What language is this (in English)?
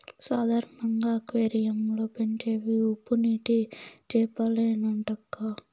Telugu